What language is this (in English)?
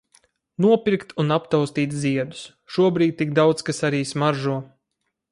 Latvian